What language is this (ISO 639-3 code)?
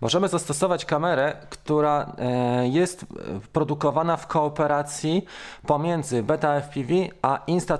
pol